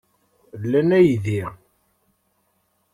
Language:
Kabyle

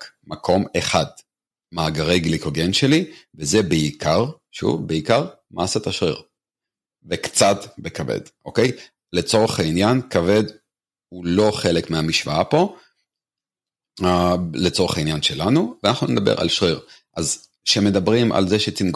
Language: Hebrew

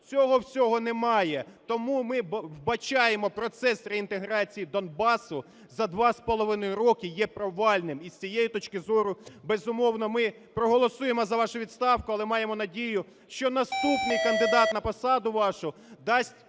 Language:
Ukrainian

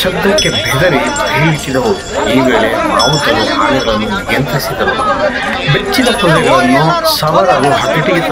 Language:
Arabic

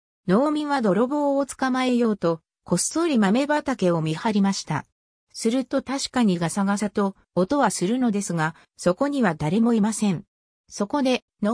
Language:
Japanese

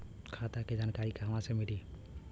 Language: Bhojpuri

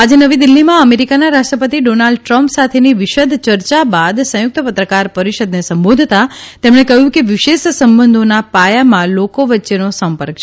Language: Gujarati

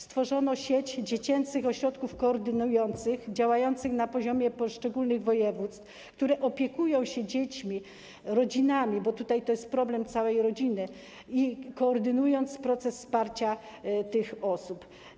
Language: Polish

